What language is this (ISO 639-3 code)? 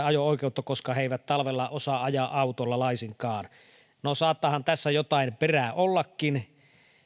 fin